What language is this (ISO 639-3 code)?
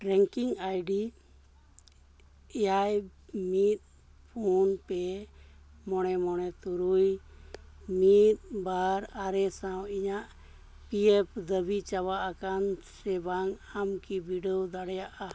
sat